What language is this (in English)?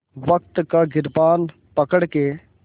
Hindi